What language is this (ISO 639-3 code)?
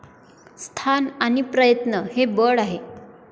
mar